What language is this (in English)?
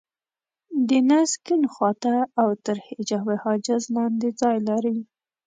Pashto